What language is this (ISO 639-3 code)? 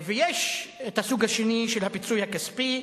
heb